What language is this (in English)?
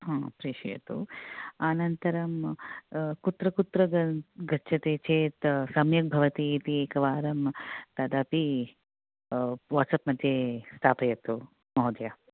Sanskrit